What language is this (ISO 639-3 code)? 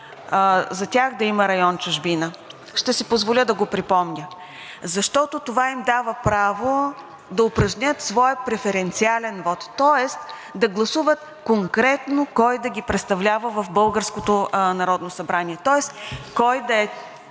bul